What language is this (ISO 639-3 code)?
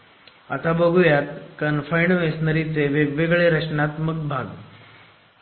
mar